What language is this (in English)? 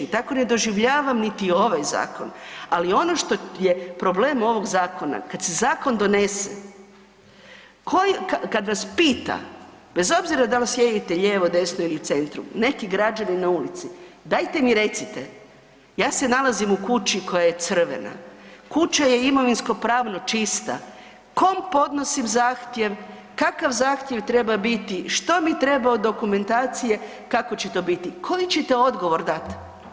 Croatian